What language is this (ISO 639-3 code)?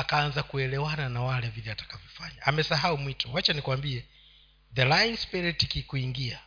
swa